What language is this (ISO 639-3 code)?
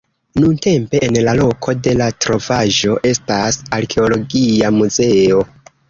epo